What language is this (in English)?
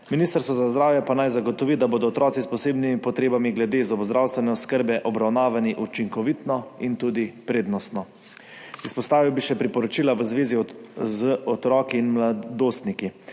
Slovenian